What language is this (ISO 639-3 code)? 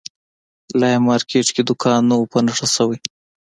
pus